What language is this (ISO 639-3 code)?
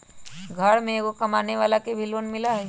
mag